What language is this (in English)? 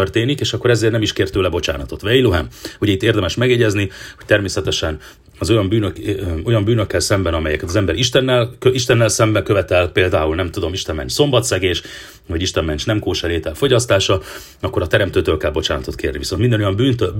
Hungarian